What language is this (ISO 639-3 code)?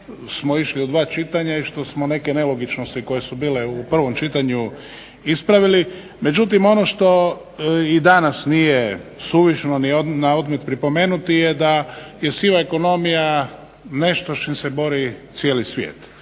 hrv